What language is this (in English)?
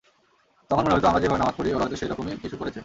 Bangla